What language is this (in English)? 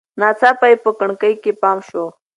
Pashto